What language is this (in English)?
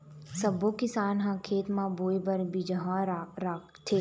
Chhattisgarhi